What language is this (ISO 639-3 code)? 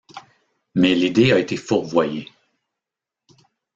fra